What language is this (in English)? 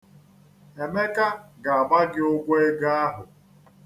Igbo